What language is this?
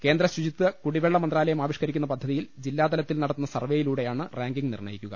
Malayalam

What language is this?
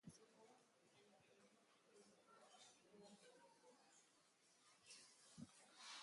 Basque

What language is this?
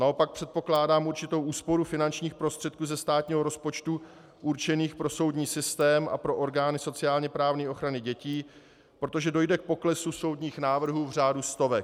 Czech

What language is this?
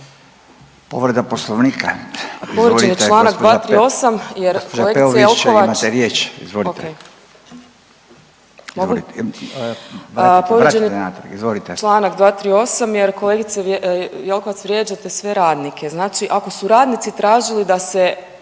Croatian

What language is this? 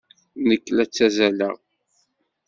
Kabyle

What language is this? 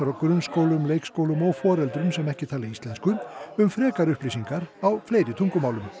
Icelandic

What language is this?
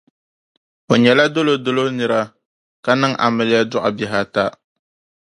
Dagbani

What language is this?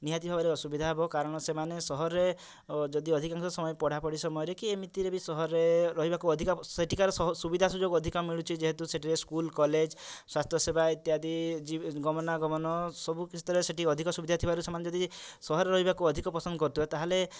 Odia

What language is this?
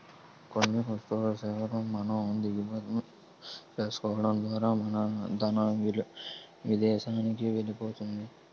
Telugu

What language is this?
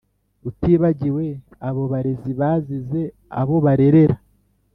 Kinyarwanda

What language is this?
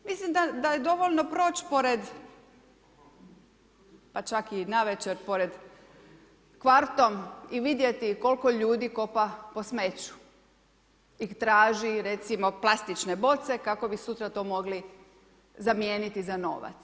Croatian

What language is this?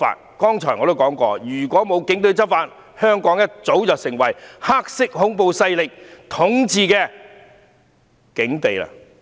Cantonese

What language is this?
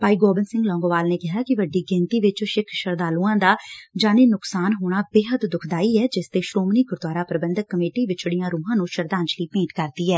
Punjabi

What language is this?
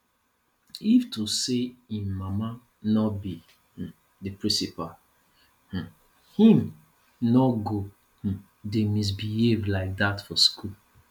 Nigerian Pidgin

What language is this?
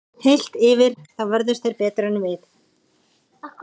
Icelandic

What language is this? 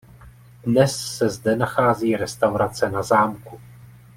Czech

